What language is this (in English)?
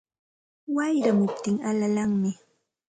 Santa Ana de Tusi Pasco Quechua